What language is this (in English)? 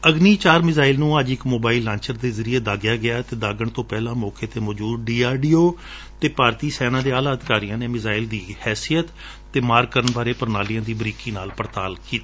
Punjabi